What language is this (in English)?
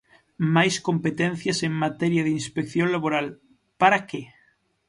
Galician